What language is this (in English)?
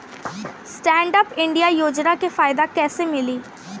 Bhojpuri